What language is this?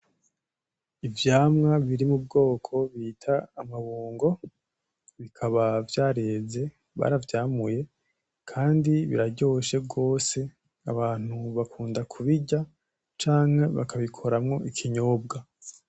Rundi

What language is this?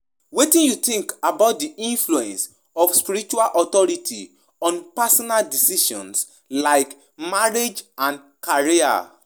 Nigerian Pidgin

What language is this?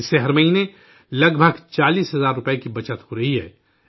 Urdu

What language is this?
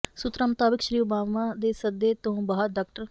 Punjabi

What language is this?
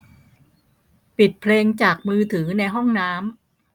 Thai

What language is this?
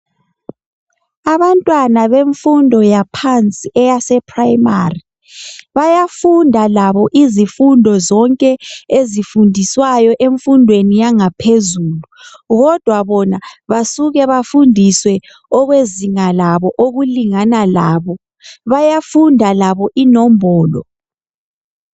North Ndebele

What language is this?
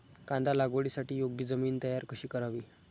Marathi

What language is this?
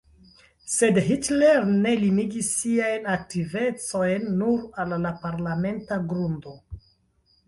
Esperanto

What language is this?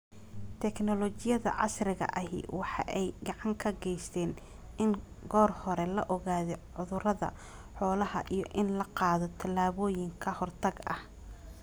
Somali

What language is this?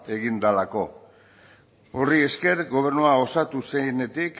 Basque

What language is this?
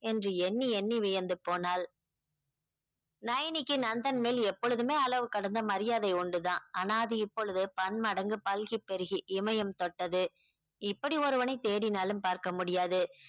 Tamil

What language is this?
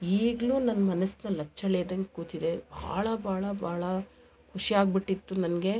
Kannada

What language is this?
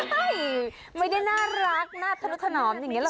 Thai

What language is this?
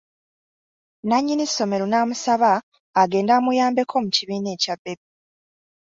Ganda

